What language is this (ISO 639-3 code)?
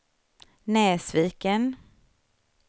swe